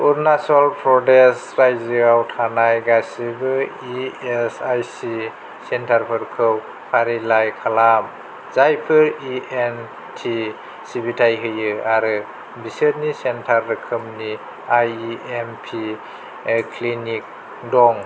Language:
Bodo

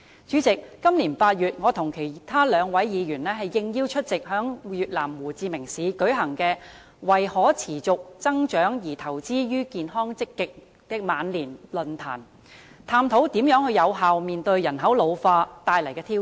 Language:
Cantonese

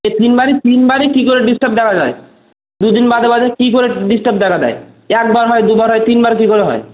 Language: Bangla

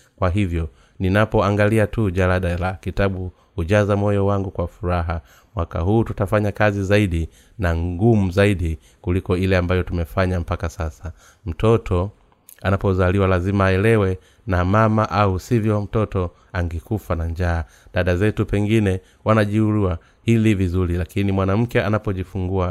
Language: Swahili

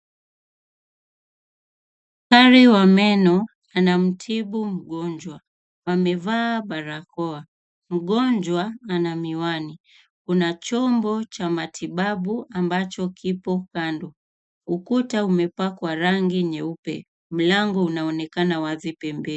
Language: Swahili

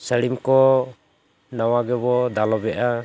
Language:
Santali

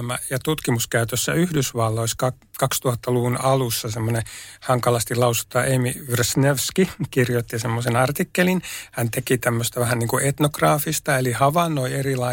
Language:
Finnish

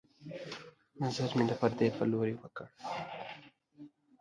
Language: Pashto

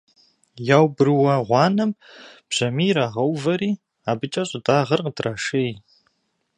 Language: Kabardian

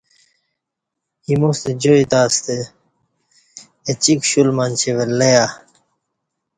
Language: Kati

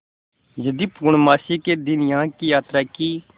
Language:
Hindi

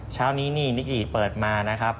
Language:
Thai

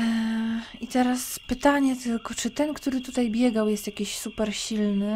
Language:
Polish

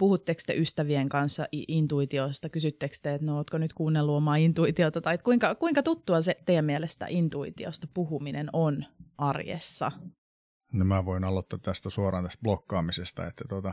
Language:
Finnish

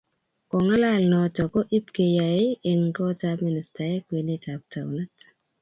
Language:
Kalenjin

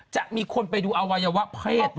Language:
Thai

